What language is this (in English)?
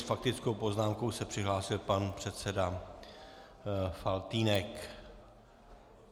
Czech